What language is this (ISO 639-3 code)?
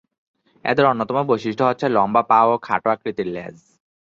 ben